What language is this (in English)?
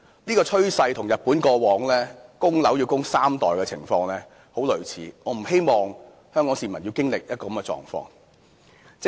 Cantonese